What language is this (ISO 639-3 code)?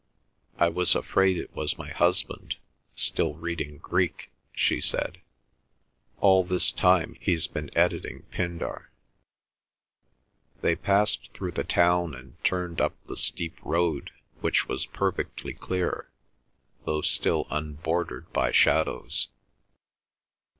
eng